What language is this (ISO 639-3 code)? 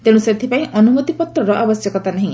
ori